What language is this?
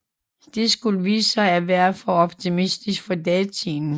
Danish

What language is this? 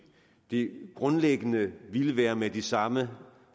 Danish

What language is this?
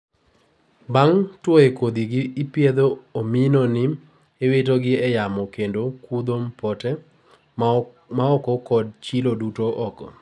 Luo (Kenya and Tanzania)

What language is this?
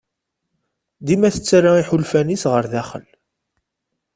Kabyle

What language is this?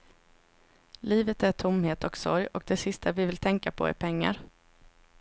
Swedish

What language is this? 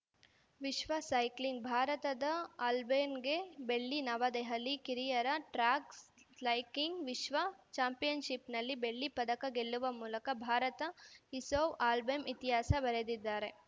Kannada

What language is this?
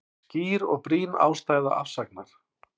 Icelandic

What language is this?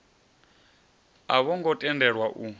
Venda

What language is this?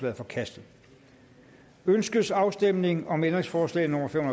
Danish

